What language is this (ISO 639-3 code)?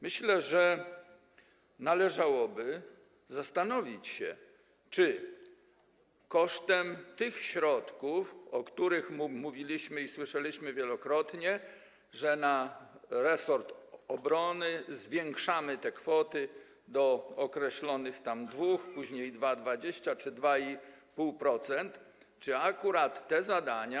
pol